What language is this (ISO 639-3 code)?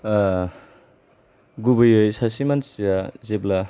brx